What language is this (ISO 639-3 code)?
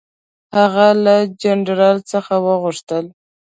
pus